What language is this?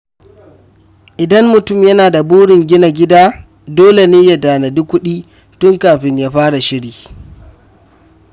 Hausa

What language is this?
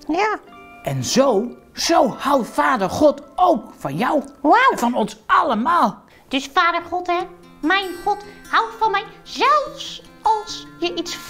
Dutch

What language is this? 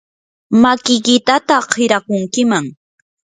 Yanahuanca Pasco Quechua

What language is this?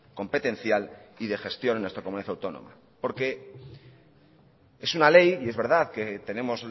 Spanish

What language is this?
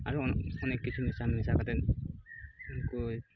Santali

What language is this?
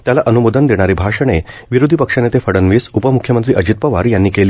Marathi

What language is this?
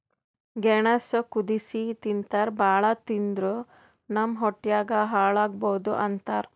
Kannada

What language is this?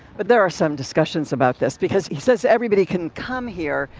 English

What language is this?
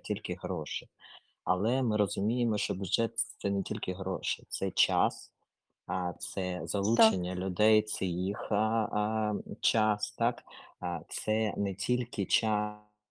Ukrainian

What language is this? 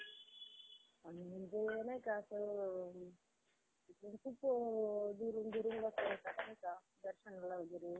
Marathi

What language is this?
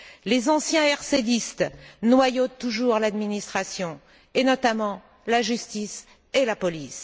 French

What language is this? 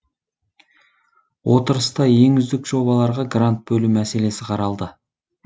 Kazakh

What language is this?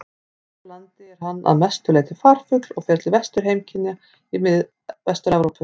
Icelandic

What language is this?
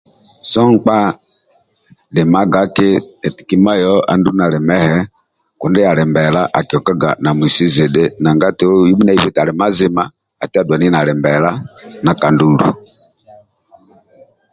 Amba (Uganda)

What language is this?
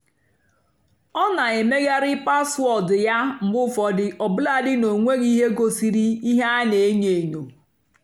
Igbo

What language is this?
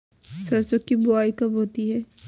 Hindi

